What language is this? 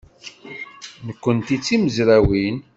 Kabyle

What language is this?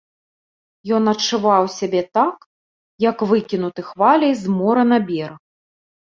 Belarusian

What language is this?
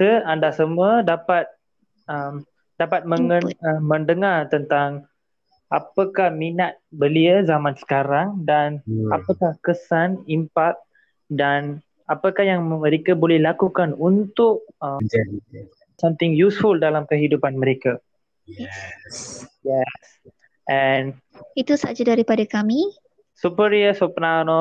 Malay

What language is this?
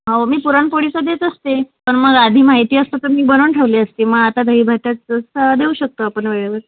Marathi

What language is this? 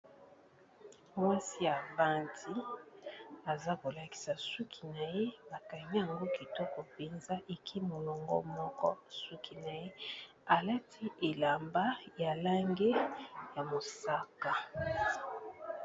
Lingala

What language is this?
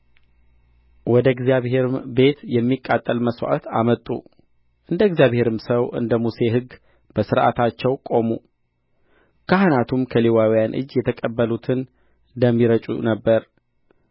Amharic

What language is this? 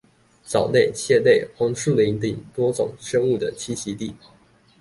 Chinese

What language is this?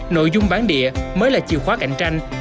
Vietnamese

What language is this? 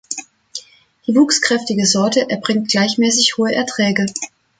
German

